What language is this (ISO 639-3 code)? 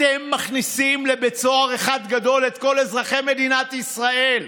heb